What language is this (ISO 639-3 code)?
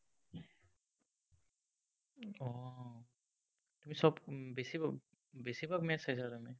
asm